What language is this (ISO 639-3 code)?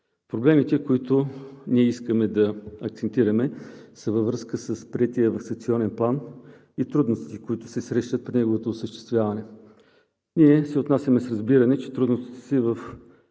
bul